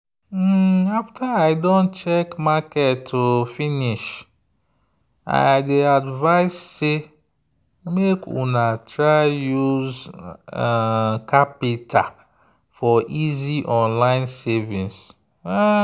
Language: Nigerian Pidgin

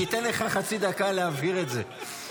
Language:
Hebrew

